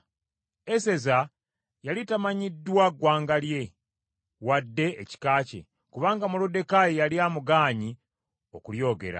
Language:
Ganda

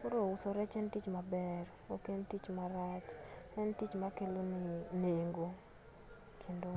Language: Luo (Kenya and Tanzania)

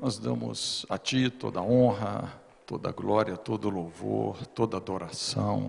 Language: Portuguese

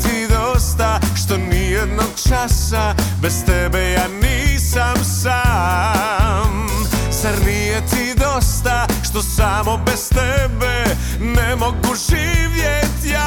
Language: Croatian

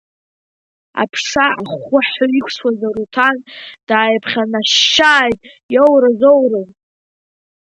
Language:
Abkhazian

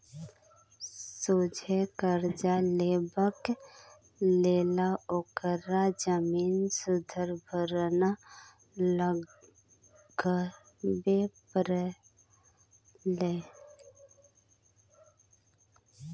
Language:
Maithili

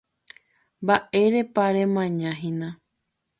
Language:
Guarani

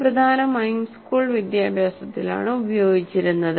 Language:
Malayalam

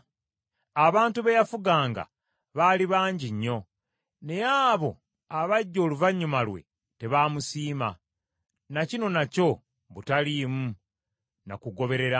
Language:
Ganda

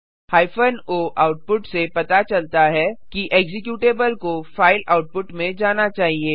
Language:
Hindi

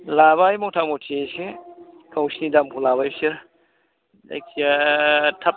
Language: Bodo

